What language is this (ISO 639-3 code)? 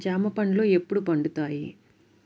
tel